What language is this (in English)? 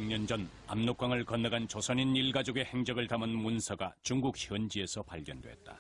Korean